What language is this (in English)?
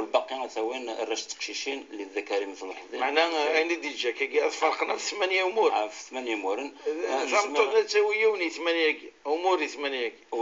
Arabic